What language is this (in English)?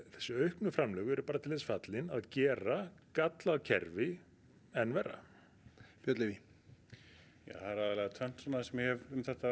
Icelandic